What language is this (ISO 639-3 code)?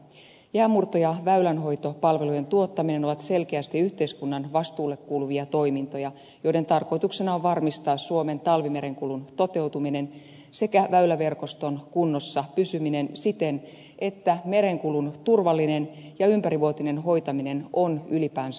fin